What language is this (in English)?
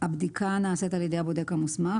Hebrew